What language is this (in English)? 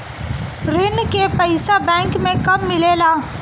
Bhojpuri